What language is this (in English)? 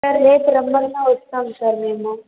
Telugu